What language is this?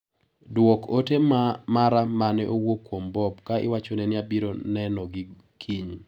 Luo (Kenya and Tanzania)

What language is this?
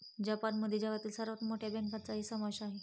Marathi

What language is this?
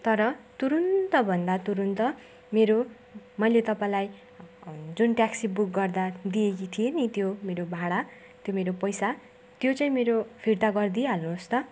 Nepali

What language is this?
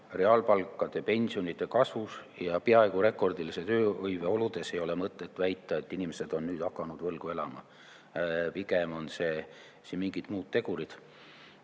Estonian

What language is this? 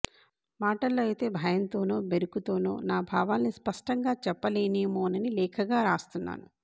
Telugu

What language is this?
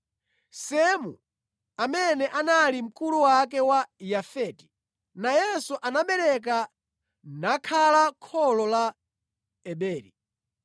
Nyanja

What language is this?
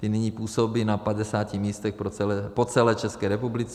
Czech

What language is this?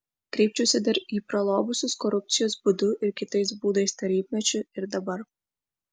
Lithuanian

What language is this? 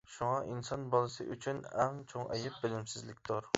Uyghur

